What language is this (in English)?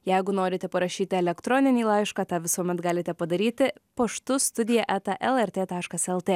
Lithuanian